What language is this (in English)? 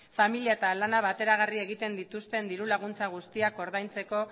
Basque